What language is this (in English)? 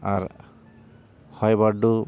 Santali